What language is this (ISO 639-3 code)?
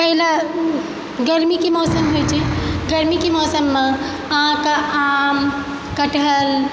mai